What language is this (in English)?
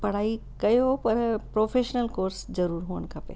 Sindhi